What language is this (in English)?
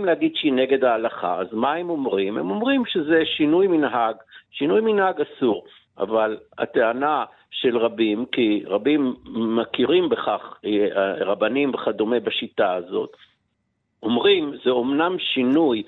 Hebrew